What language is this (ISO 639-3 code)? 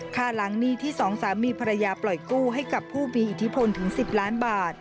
tha